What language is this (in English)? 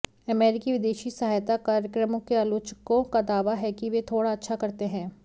Hindi